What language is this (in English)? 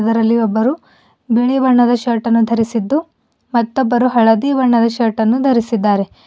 Kannada